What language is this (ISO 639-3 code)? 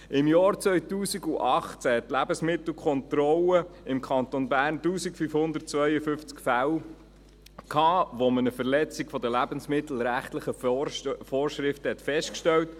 gsw